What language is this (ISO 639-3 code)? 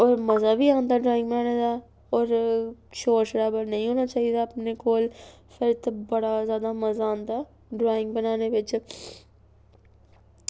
doi